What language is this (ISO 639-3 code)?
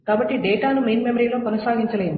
tel